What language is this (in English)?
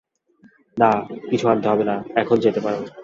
Bangla